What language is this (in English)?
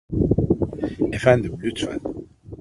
Turkish